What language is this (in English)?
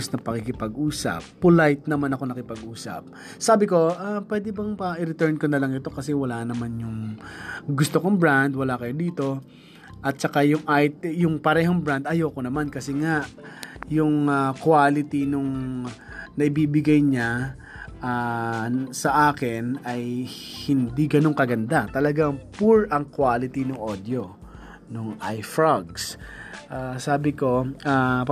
Filipino